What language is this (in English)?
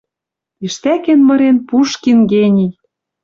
Western Mari